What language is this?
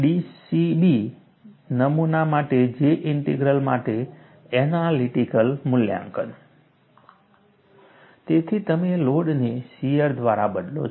Gujarati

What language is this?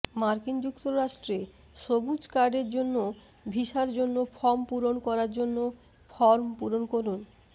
Bangla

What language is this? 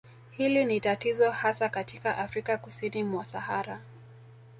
Swahili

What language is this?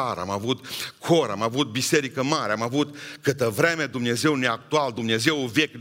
Romanian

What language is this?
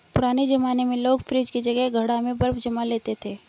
Hindi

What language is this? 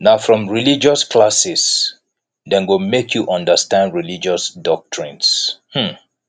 Nigerian Pidgin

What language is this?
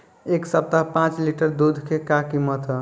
Bhojpuri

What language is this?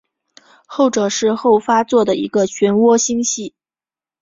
Chinese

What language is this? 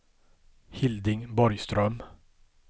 Swedish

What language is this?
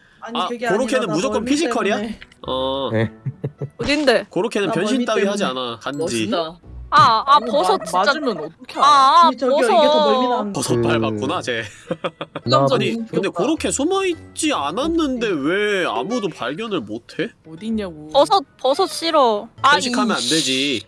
Korean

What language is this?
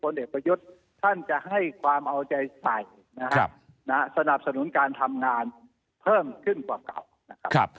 Thai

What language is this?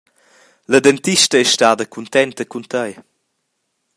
Romansh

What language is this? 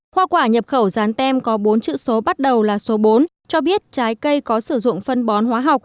Vietnamese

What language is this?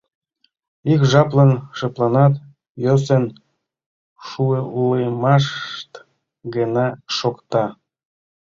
Mari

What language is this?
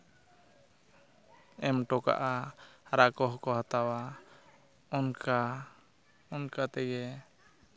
Santali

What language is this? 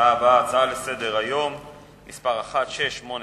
Hebrew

